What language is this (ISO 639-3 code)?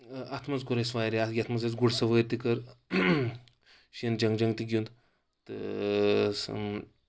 kas